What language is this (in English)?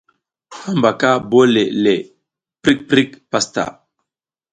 South Giziga